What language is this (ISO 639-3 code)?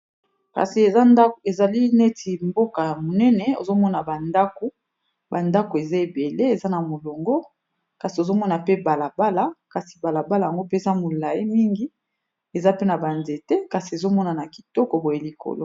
lin